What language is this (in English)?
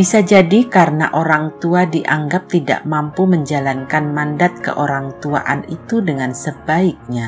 Indonesian